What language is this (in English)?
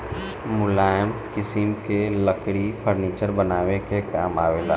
Bhojpuri